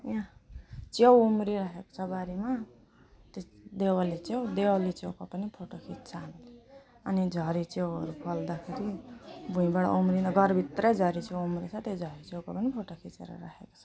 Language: Nepali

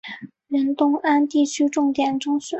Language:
Chinese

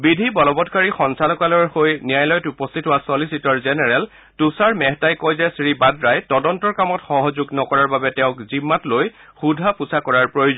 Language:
Assamese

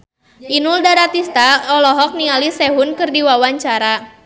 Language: Sundanese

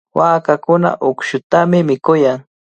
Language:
Cajatambo North Lima Quechua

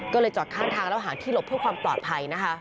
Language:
Thai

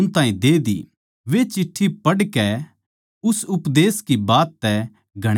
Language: Haryanvi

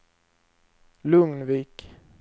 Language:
Swedish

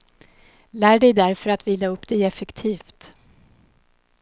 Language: Swedish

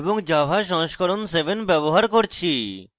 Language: Bangla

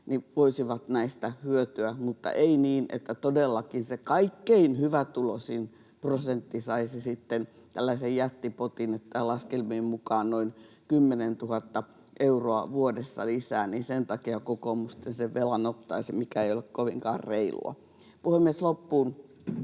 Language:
Finnish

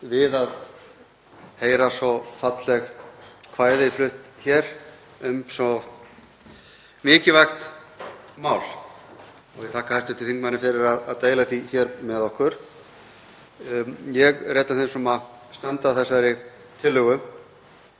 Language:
Icelandic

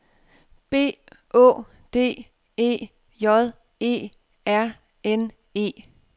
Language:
Danish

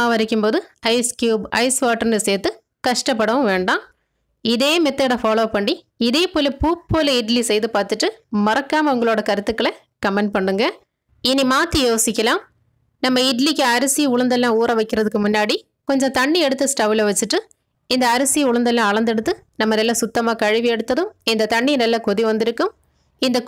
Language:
Tamil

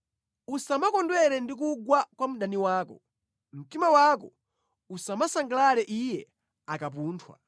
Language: Nyanja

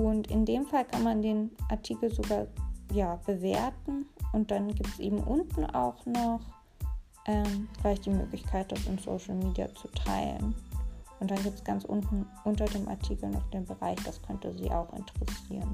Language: German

